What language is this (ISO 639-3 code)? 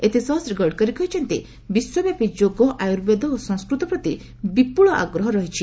ori